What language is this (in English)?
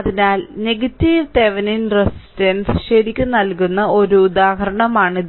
Malayalam